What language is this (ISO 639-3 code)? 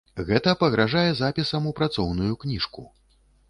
bel